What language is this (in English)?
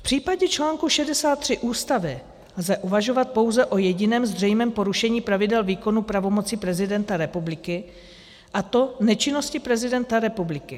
Czech